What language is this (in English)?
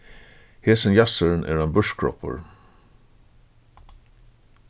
Faroese